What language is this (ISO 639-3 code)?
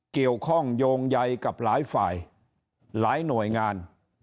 tha